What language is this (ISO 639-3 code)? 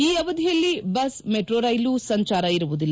kan